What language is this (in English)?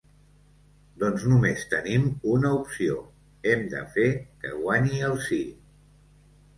Catalan